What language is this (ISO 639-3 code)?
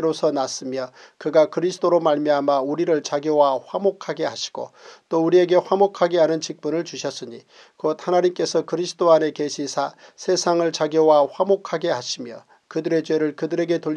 kor